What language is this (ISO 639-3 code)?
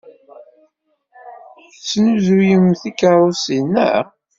kab